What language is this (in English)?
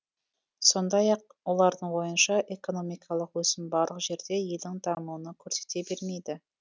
Kazakh